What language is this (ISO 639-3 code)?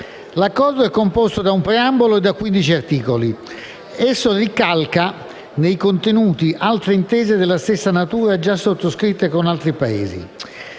ita